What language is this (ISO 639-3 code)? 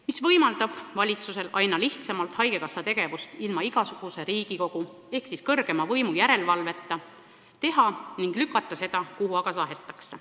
est